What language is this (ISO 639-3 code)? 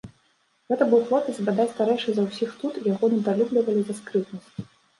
bel